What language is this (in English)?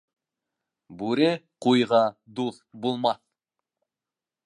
Bashkir